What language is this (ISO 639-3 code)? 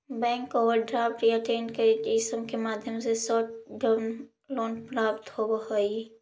mag